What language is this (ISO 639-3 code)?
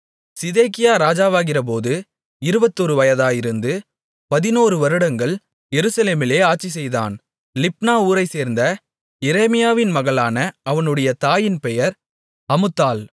tam